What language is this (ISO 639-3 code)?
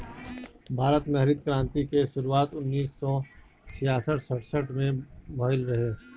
bho